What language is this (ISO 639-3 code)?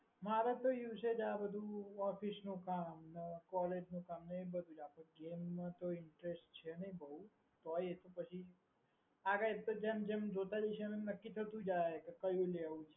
guj